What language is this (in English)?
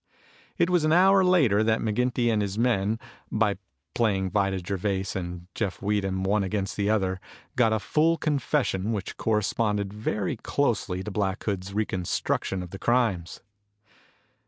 English